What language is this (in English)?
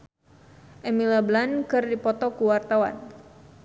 Sundanese